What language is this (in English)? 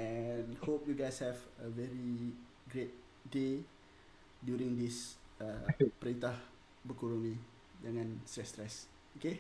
Malay